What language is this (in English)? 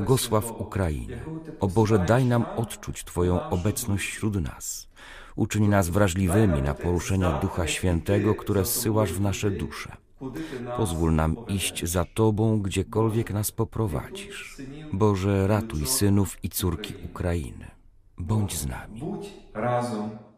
Polish